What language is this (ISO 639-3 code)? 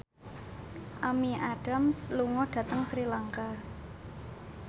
jav